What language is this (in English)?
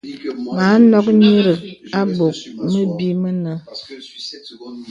Bebele